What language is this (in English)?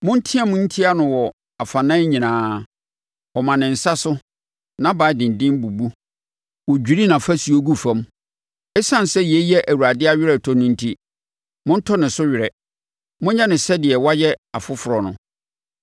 Akan